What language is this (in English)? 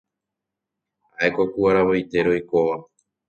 Guarani